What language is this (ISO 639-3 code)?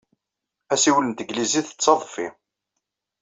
kab